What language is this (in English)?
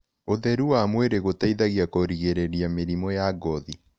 Kikuyu